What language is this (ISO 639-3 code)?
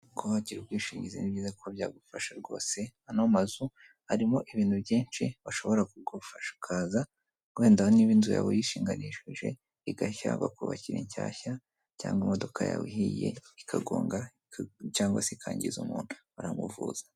kin